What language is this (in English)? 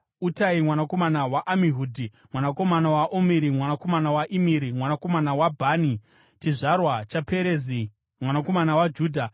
Shona